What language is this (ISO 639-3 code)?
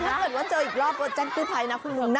tha